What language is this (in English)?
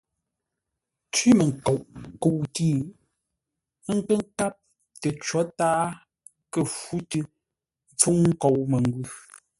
Ngombale